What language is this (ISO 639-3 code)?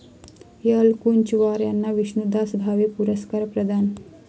mar